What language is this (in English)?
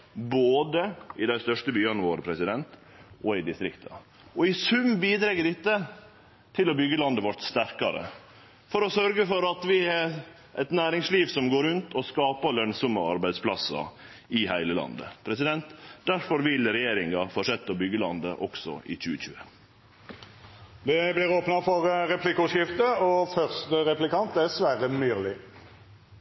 Norwegian Nynorsk